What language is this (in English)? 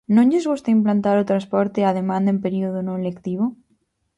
Galician